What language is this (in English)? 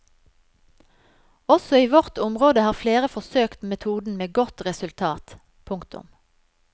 Norwegian